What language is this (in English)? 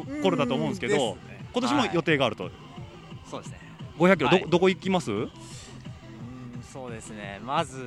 Japanese